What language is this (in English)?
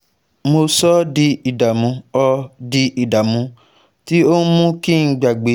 Yoruba